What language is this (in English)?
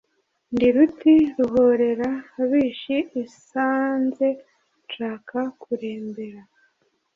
Kinyarwanda